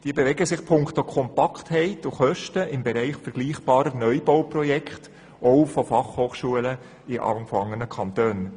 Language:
Swiss German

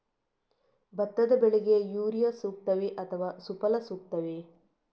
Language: Kannada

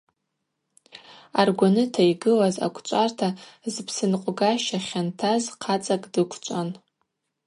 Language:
Abaza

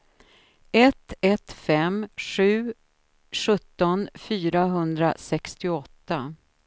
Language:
Swedish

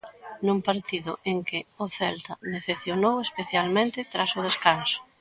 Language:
Galician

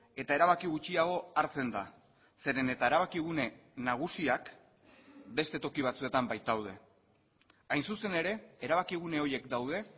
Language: Basque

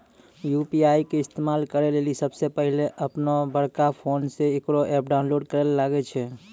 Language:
Maithili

